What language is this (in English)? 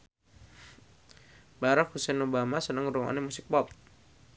Javanese